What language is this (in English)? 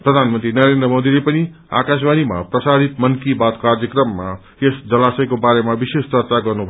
Nepali